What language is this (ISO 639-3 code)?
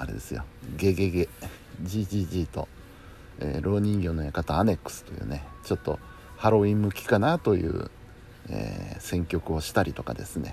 jpn